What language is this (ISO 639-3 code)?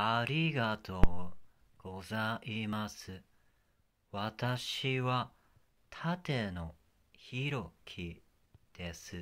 jpn